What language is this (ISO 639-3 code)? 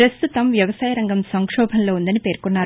tel